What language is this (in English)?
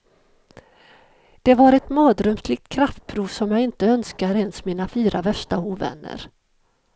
Swedish